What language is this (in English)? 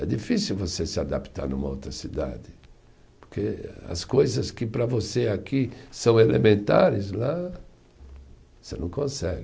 Portuguese